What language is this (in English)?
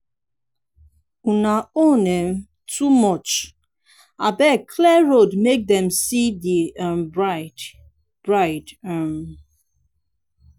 Nigerian Pidgin